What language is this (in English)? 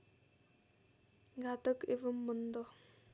Nepali